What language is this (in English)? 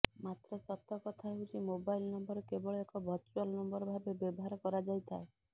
Odia